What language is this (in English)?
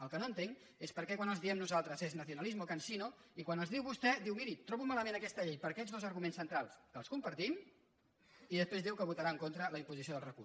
Catalan